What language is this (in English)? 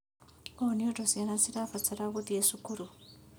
Kikuyu